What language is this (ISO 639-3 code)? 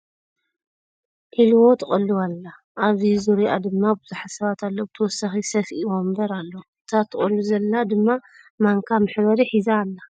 tir